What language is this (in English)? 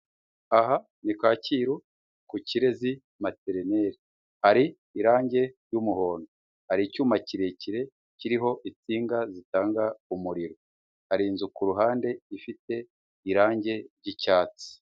Kinyarwanda